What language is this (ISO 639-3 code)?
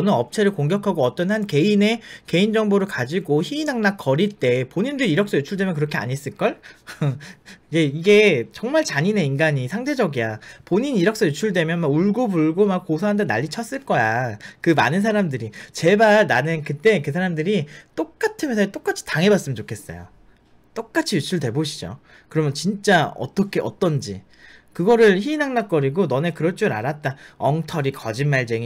kor